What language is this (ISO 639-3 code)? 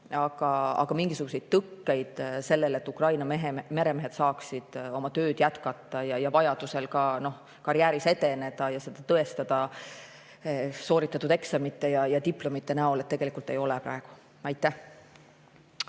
est